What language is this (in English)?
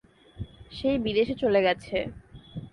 Bangla